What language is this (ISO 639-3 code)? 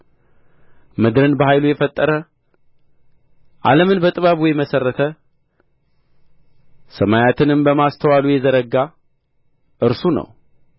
amh